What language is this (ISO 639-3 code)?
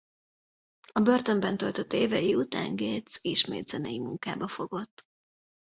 hun